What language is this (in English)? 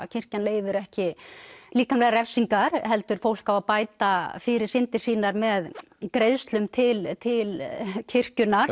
Icelandic